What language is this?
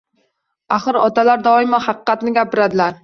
Uzbek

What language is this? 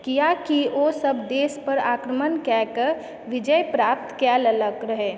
Maithili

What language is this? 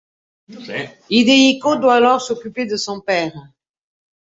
French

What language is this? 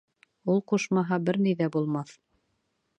Bashkir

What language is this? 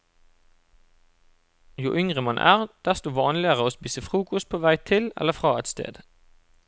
Norwegian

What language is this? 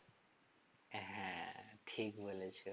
Bangla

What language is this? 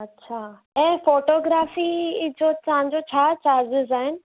Sindhi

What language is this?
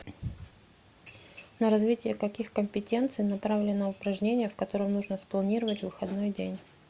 Russian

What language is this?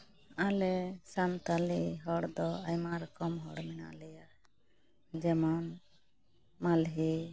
Santali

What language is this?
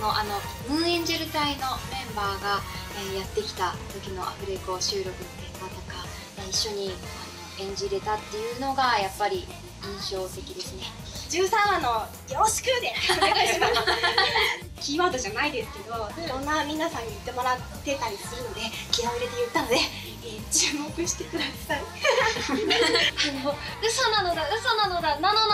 Japanese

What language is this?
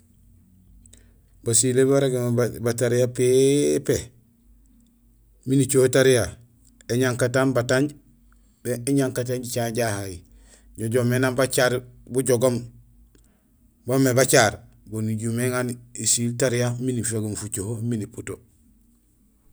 Gusilay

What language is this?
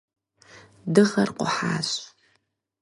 Kabardian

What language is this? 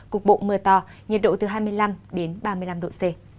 Vietnamese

